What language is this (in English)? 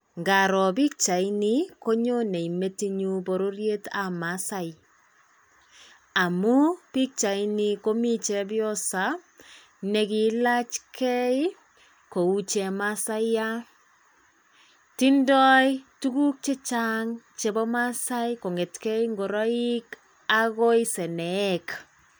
Kalenjin